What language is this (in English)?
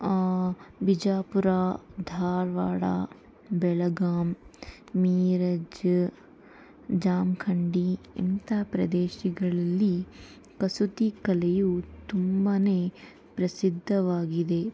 Kannada